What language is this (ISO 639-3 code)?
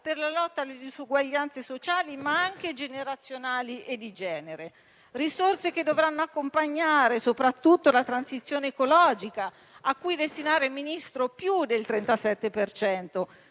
ita